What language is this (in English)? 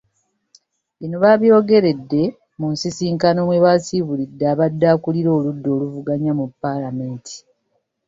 Ganda